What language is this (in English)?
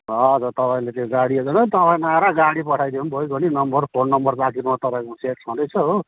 Nepali